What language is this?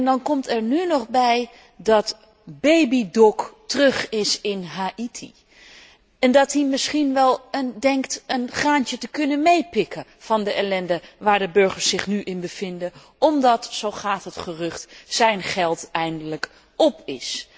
Dutch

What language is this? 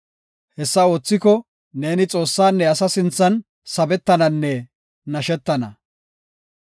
Gofa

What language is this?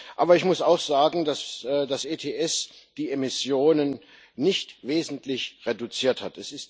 German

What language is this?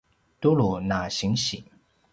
Paiwan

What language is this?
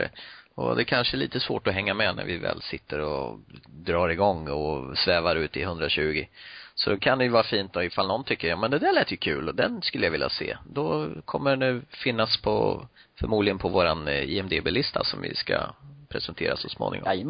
Swedish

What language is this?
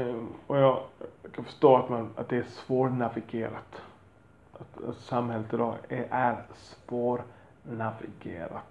Swedish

